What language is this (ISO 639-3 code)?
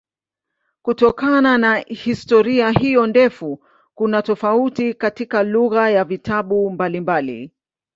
swa